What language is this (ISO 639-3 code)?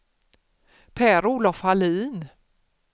swe